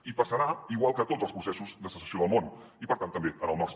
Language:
Catalan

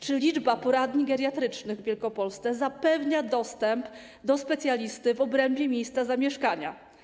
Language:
Polish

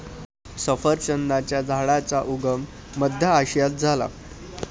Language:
Marathi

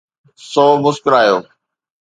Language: Sindhi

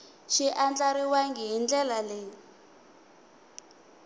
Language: Tsonga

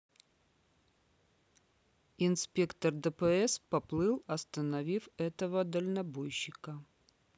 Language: Russian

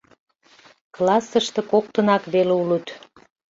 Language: Mari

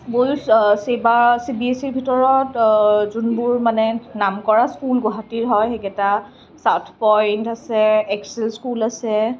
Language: Assamese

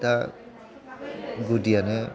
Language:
Bodo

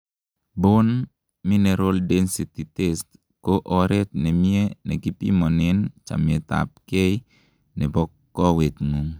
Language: Kalenjin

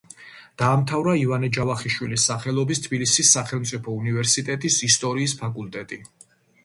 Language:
Georgian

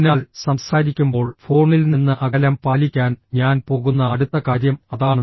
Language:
Malayalam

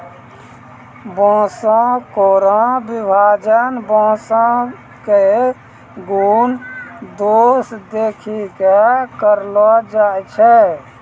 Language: Maithili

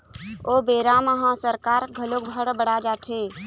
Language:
Chhattisgarhi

